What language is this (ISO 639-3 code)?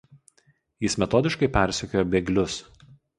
lit